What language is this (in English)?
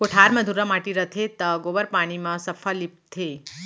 Chhattisgarhi